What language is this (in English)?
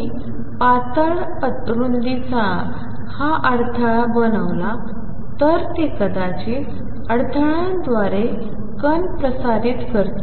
Marathi